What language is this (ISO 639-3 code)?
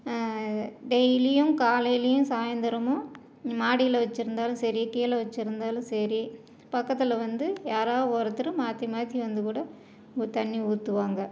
tam